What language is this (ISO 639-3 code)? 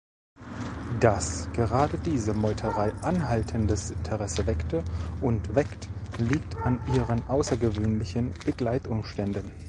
deu